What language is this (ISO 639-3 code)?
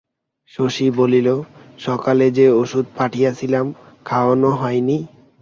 ben